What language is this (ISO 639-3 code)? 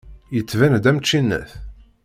kab